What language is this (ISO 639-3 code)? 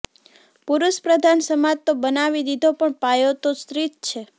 guj